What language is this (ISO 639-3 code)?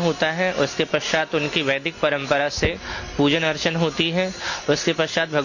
hin